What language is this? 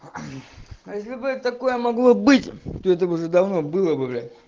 Russian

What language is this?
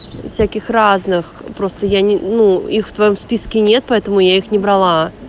Russian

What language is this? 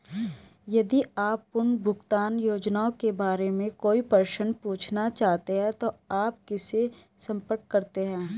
Hindi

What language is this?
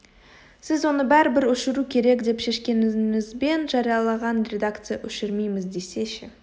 Kazakh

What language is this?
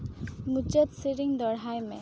Santali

